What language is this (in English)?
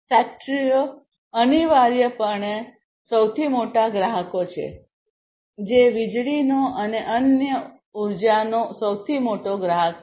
Gujarati